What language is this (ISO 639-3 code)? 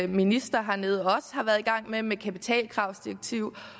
dan